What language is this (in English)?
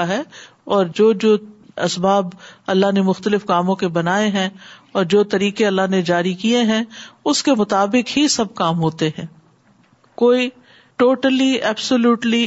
Urdu